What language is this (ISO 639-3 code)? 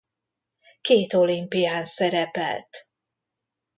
hun